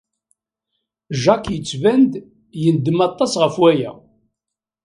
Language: Kabyle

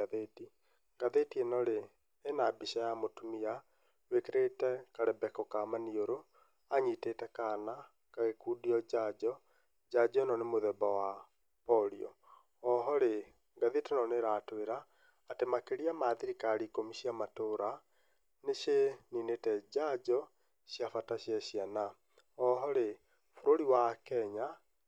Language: Kikuyu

